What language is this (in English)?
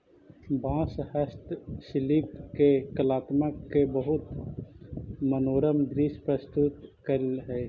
Magahi